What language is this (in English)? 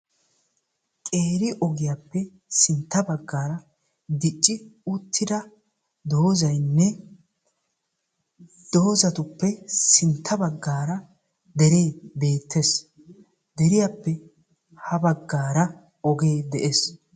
Wolaytta